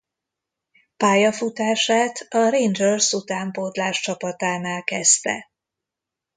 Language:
Hungarian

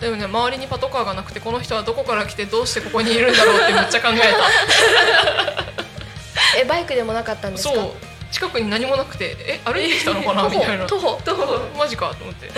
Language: Japanese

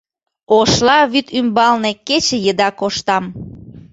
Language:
Mari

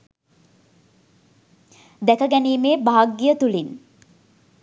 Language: Sinhala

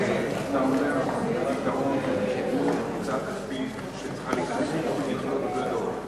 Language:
Hebrew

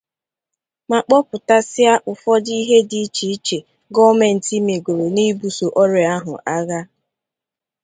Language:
Igbo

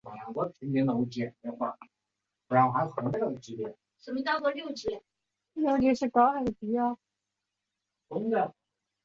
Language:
Chinese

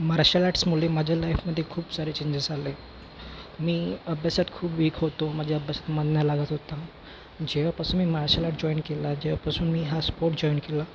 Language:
Marathi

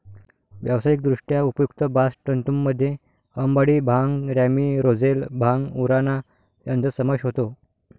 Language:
Marathi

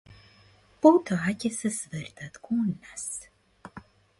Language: Macedonian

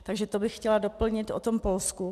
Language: Czech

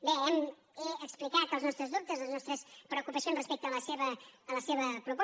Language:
Catalan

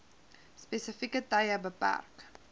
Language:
Afrikaans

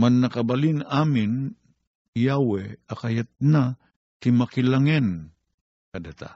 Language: Filipino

